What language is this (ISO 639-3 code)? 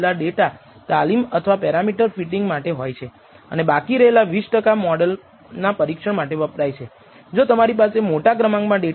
guj